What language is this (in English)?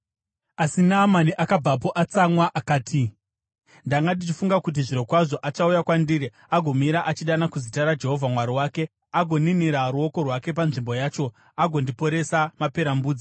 Shona